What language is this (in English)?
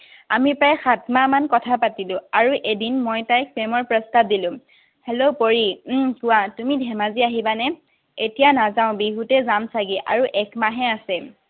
Assamese